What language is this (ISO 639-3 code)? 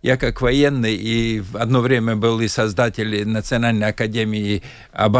rus